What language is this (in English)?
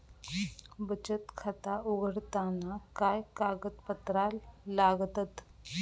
Marathi